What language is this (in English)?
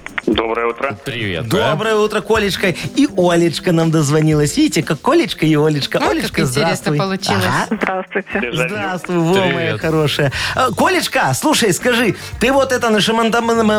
Russian